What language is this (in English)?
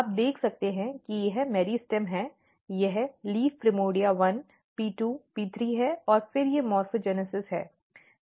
Hindi